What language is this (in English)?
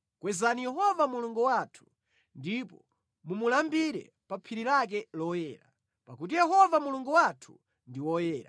Nyanja